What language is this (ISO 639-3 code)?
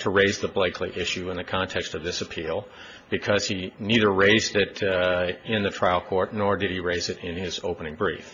eng